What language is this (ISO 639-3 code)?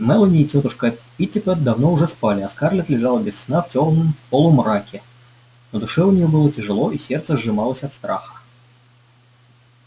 rus